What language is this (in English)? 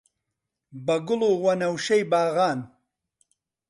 Central Kurdish